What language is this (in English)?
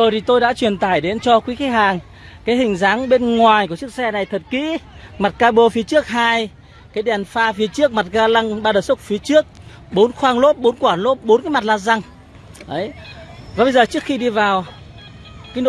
Vietnamese